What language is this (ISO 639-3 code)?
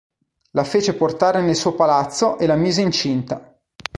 ita